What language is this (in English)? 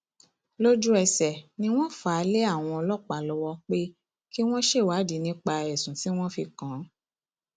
Yoruba